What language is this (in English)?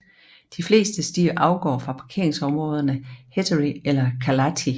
Danish